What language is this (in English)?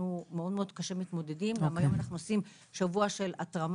Hebrew